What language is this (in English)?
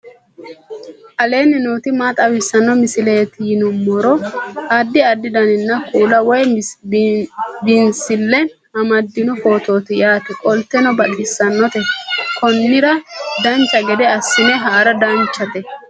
Sidamo